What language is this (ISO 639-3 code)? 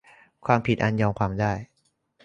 tha